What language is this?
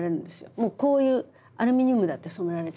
Japanese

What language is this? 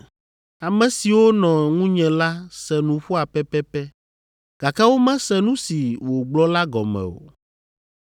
Ewe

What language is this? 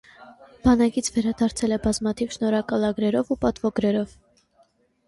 Armenian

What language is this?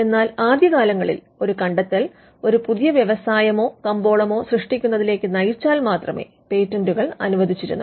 Malayalam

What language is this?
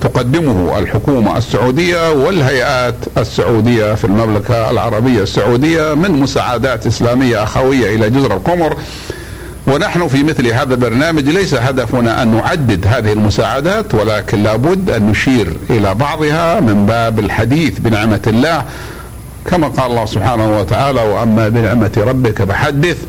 Arabic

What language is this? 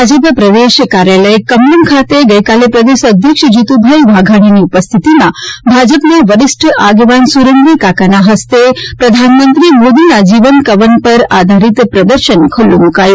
Gujarati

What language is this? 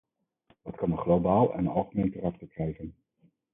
Dutch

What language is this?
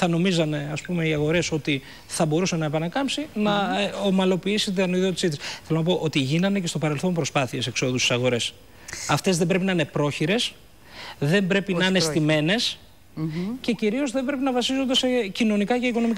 Greek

